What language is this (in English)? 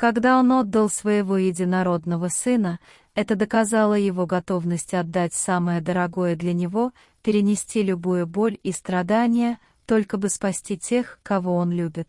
Russian